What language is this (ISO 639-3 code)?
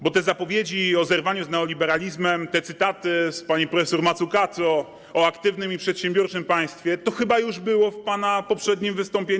pol